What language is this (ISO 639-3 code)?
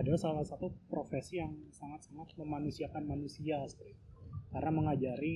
ind